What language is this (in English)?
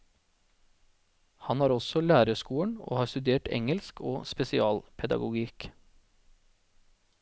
Norwegian